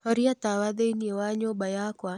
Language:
Kikuyu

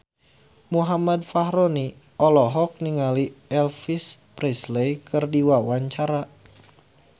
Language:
Sundanese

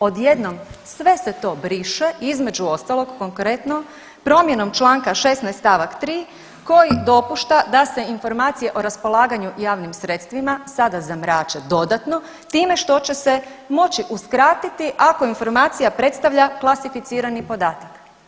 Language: Croatian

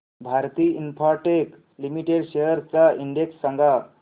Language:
Marathi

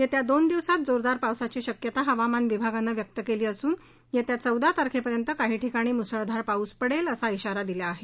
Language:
Marathi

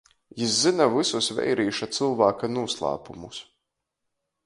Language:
Latgalian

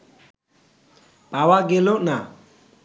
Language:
Bangla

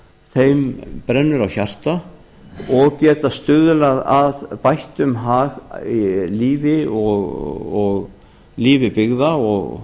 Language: Icelandic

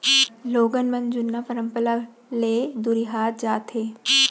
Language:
Chhattisgarhi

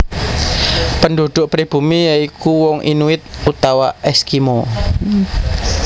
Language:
Javanese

